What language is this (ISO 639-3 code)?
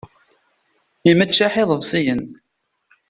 kab